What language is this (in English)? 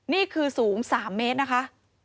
Thai